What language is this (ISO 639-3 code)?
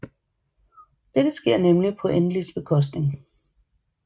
dan